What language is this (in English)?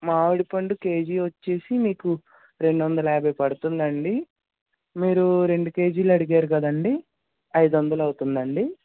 Telugu